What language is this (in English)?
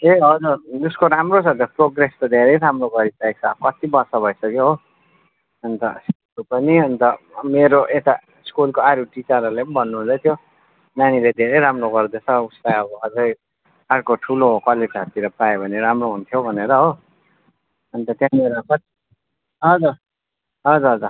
Nepali